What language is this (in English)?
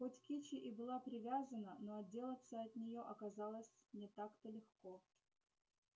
Russian